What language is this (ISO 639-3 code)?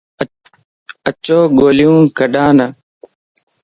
lss